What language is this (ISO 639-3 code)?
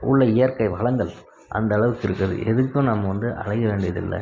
tam